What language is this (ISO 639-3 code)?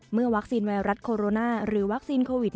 tha